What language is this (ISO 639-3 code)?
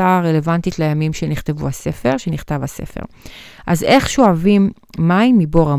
heb